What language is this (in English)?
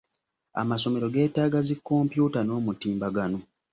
Ganda